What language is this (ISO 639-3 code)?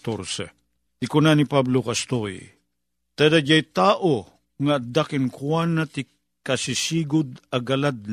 fil